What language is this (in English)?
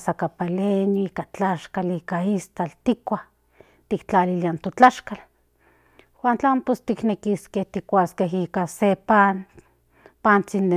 Central Nahuatl